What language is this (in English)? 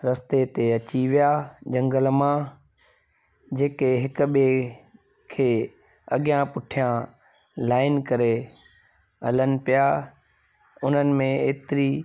Sindhi